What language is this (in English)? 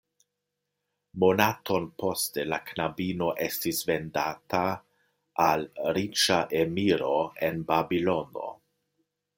Esperanto